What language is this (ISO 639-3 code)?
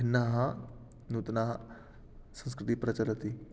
san